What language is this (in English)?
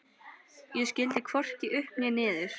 Icelandic